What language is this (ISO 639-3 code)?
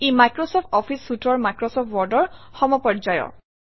asm